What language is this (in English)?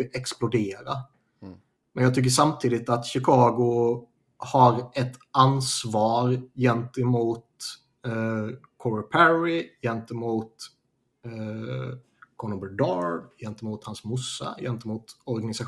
Swedish